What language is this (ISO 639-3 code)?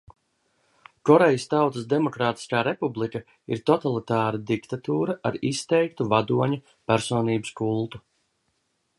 lav